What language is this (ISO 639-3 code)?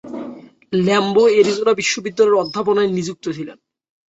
ben